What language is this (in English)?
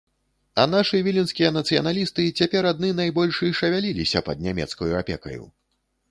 Belarusian